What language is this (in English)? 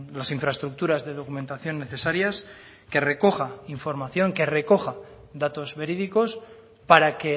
Spanish